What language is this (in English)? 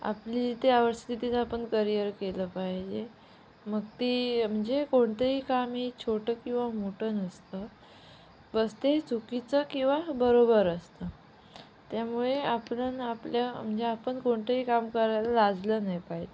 Marathi